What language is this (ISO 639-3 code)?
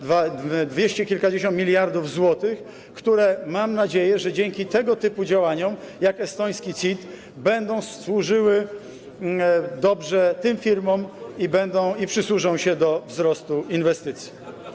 pol